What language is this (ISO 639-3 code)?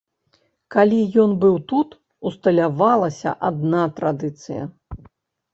bel